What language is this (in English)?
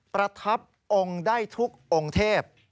Thai